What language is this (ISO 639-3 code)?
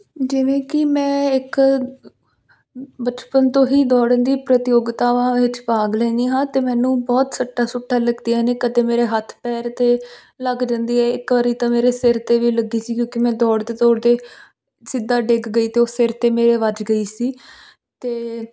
pan